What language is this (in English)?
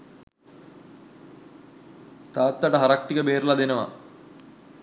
Sinhala